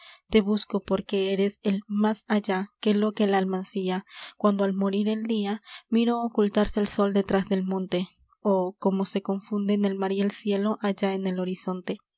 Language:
Spanish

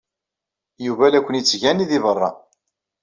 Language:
Kabyle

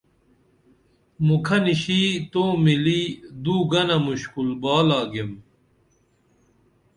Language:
Dameli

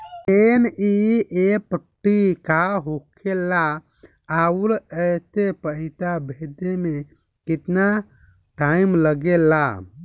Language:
Bhojpuri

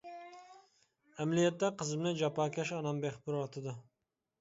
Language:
Uyghur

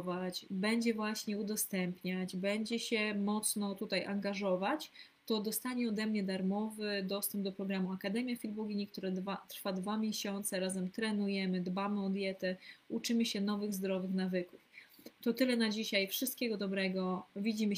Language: Polish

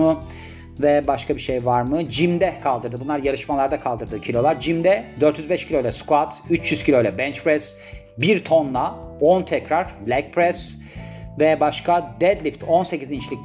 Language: Turkish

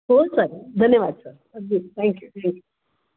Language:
Marathi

